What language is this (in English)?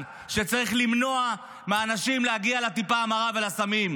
Hebrew